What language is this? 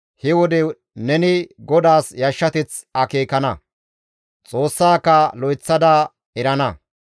Gamo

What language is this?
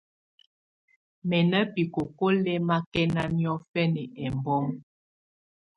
Tunen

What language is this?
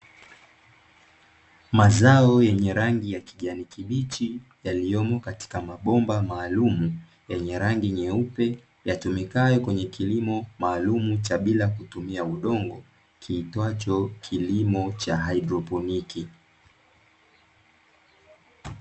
Swahili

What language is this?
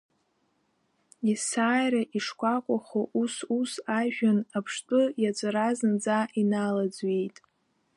Abkhazian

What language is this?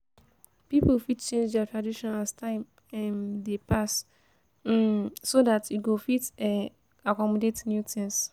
Nigerian Pidgin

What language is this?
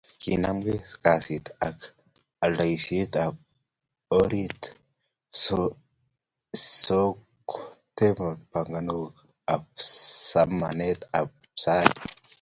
Kalenjin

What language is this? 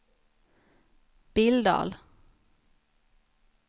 Swedish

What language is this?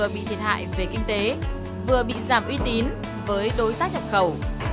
Vietnamese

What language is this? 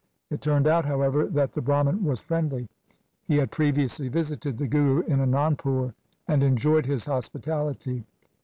English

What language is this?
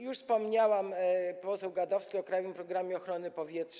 Polish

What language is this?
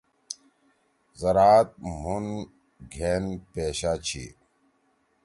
Torwali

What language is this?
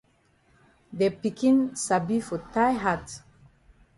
Cameroon Pidgin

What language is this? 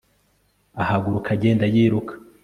Kinyarwanda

